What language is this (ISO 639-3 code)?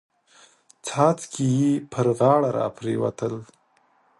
pus